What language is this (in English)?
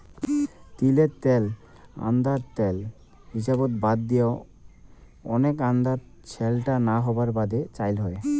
Bangla